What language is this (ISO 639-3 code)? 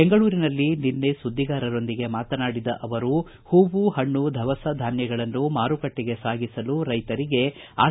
kan